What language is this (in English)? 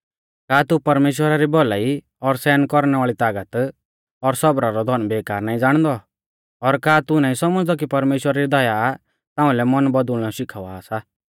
Mahasu Pahari